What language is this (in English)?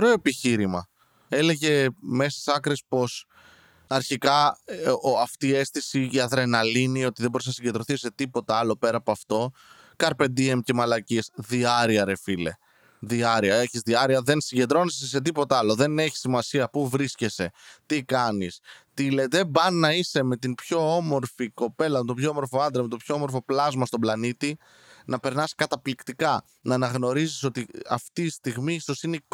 Greek